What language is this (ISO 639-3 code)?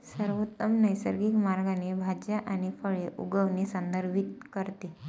mar